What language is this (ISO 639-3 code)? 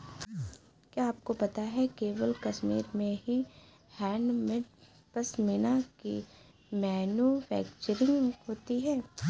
hin